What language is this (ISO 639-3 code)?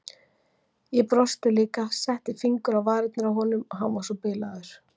isl